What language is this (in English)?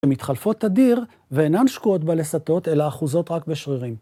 Hebrew